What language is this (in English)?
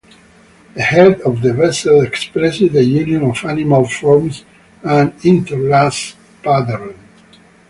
English